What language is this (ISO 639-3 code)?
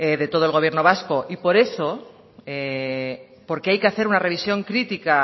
spa